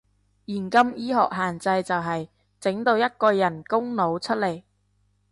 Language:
Cantonese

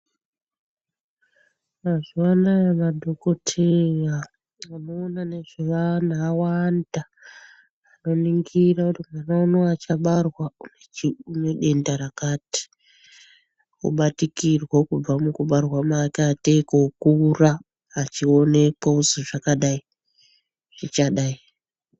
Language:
Ndau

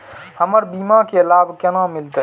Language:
Maithili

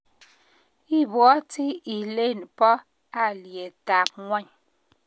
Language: Kalenjin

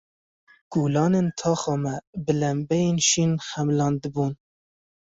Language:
Kurdish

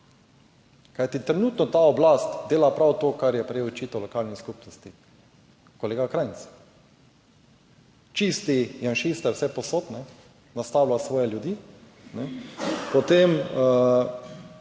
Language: Slovenian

